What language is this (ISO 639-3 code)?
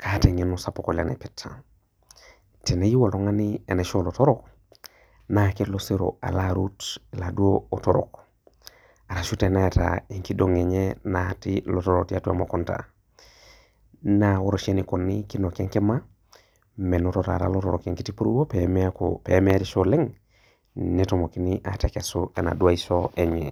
mas